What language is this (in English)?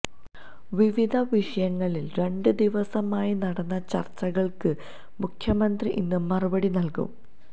Malayalam